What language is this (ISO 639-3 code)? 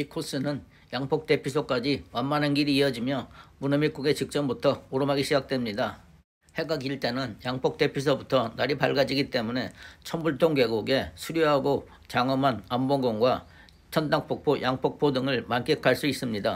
kor